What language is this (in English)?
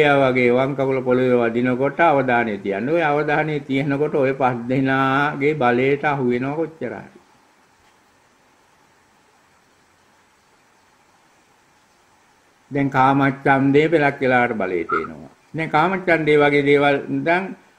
Thai